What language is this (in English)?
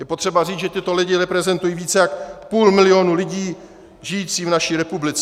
Czech